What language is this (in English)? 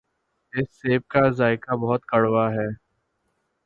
Urdu